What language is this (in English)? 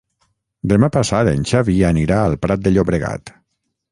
Catalan